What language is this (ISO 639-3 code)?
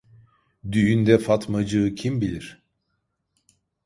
tur